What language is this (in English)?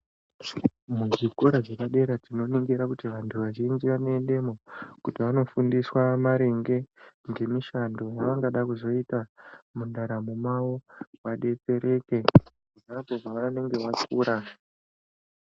Ndau